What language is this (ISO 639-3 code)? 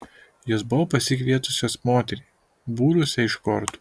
lit